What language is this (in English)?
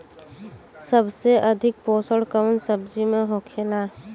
Bhojpuri